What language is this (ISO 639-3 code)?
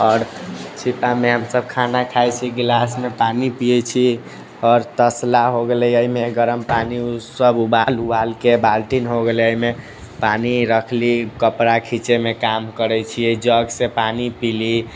mai